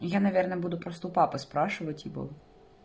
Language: Russian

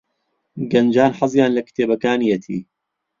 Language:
Central Kurdish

